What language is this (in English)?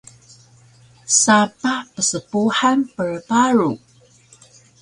Taroko